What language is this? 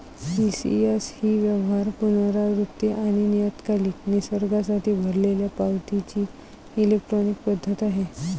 Marathi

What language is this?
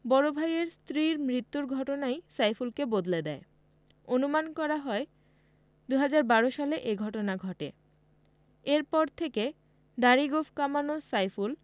Bangla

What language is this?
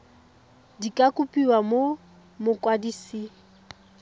Tswana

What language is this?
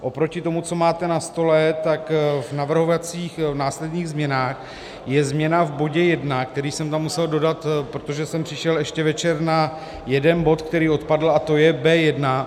Czech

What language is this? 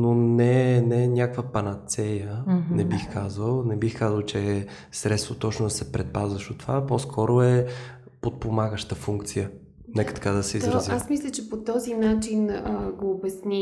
Bulgarian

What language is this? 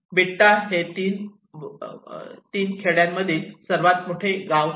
Marathi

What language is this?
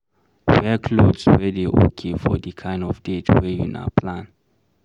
Nigerian Pidgin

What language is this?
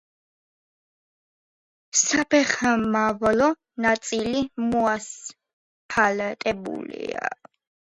Georgian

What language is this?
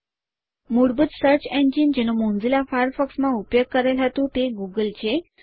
Gujarati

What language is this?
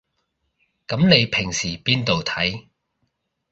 Cantonese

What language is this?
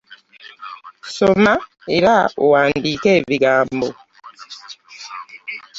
Ganda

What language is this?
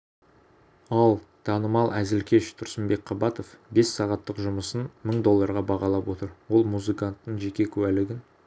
Kazakh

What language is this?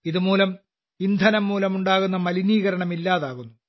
Malayalam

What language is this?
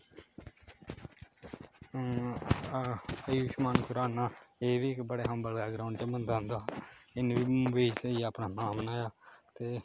Dogri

